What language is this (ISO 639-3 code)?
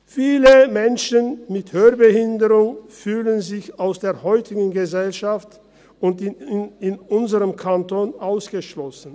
gsw